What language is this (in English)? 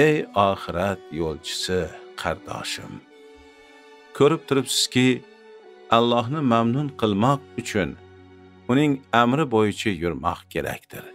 Turkish